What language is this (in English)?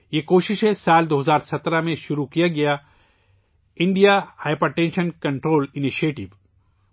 Urdu